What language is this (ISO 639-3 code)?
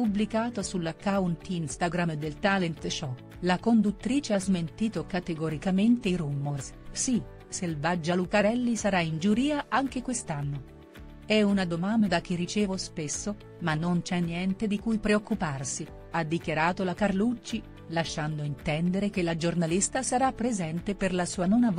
ita